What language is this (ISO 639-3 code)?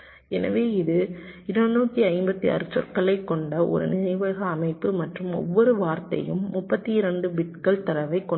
tam